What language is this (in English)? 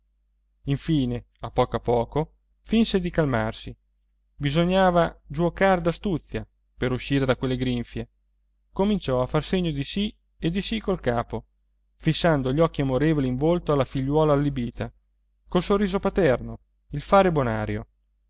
Italian